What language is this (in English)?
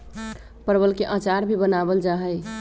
Magahi